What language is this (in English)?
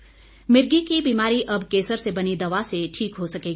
Hindi